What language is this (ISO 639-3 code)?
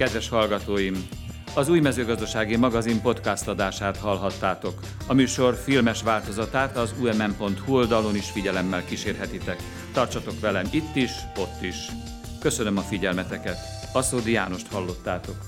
hun